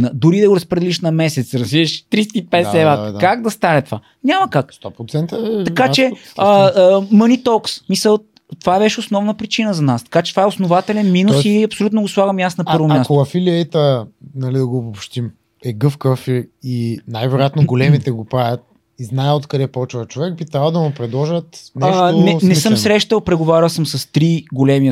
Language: Bulgarian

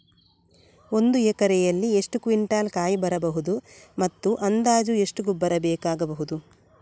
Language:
Kannada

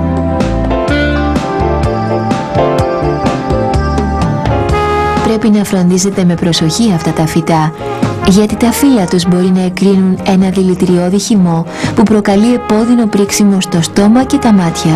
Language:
Greek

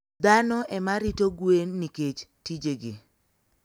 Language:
Luo (Kenya and Tanzania)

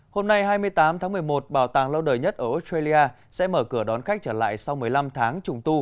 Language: Vietnamese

